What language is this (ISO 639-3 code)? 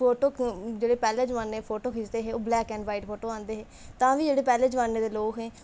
doi